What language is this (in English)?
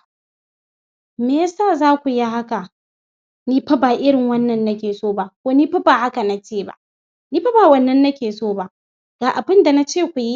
Hausa